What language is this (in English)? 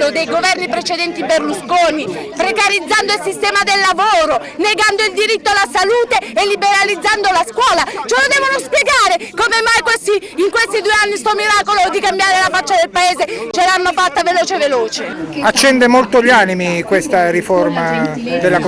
Italian